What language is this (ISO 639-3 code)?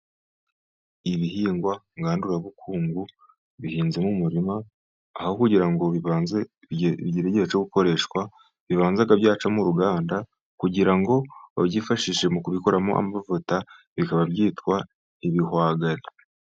kin